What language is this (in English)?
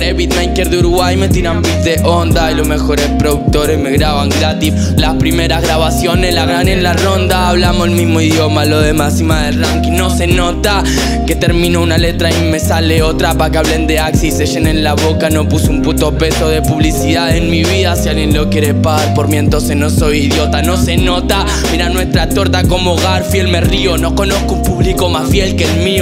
Spanish